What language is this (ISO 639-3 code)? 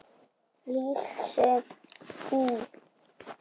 isl